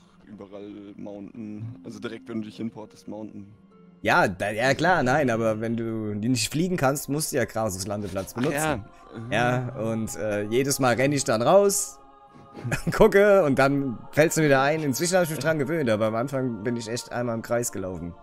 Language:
German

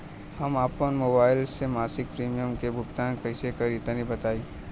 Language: Bhojpuri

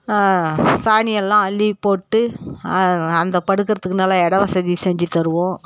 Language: Tamil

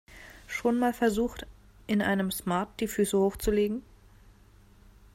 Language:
German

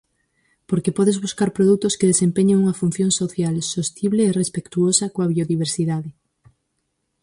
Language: Galician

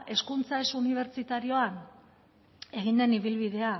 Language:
Basque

